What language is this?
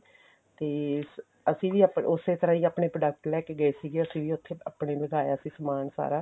Punjabi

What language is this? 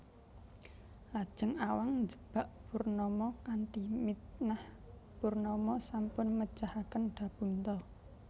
Javanese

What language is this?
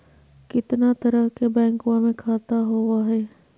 Magahi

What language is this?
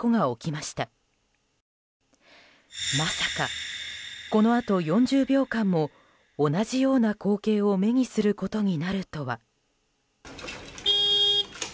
Japanese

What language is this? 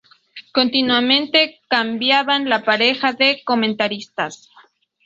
Spanish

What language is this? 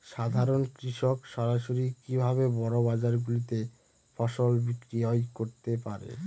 Bangla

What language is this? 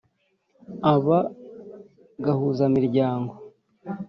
Kinyarwanda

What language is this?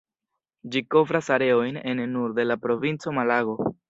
Esperanto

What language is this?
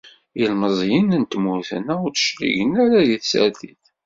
Kabyle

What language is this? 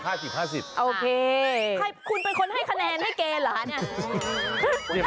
Thai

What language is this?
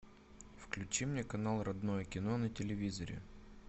Russian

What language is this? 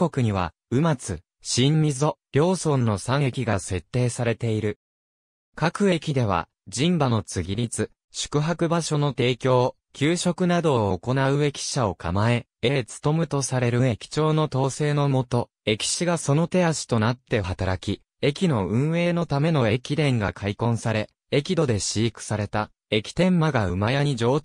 Japanese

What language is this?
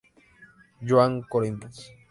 Spanish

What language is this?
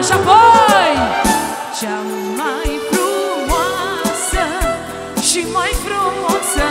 Romanian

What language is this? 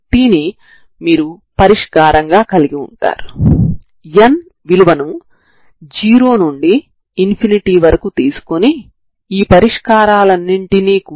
Telugu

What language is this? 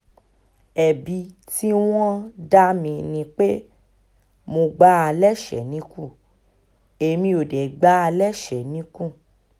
Yoruba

